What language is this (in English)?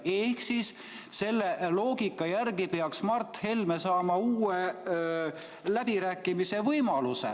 Estonian